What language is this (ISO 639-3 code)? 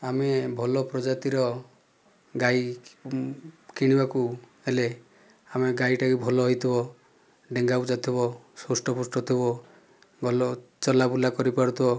ori